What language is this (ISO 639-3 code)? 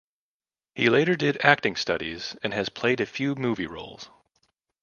eng